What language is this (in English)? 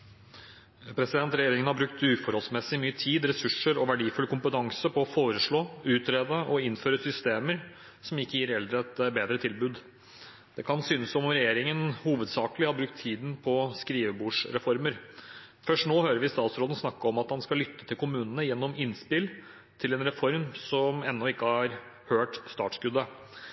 Norwegian Bokmål